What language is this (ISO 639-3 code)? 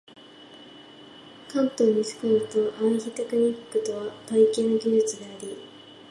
jpn